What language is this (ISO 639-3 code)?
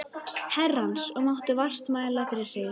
isl